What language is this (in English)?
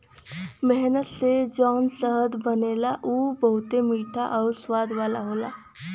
Bhojpuri